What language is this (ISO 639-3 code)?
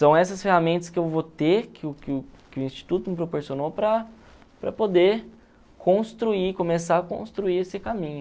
por